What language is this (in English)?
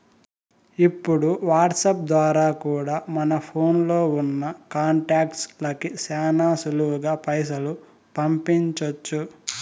Telugu